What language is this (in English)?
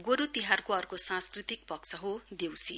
Nepali